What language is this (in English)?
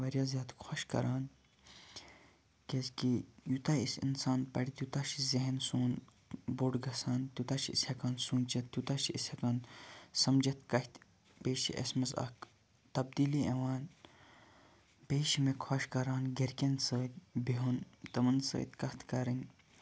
Kashmiri